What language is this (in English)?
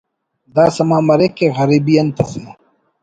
Brahui